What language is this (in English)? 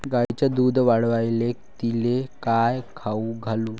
Marathi